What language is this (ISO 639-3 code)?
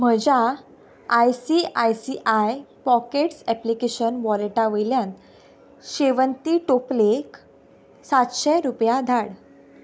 kok